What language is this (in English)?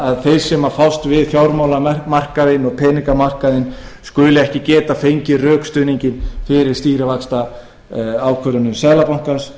Icelandic